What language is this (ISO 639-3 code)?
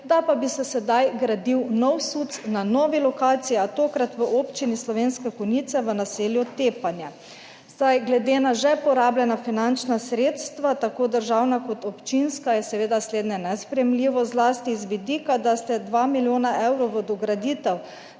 slv